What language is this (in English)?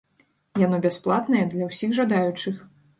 Belarusian